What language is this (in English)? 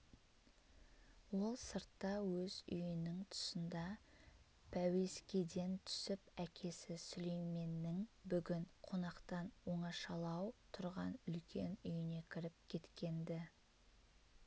Kazakh